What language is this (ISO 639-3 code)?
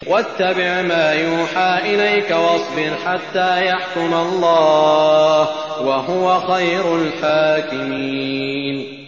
ara